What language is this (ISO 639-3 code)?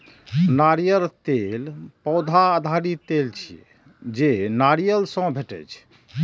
mai